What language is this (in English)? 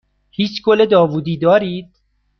Persian